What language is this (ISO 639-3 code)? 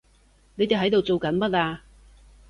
yue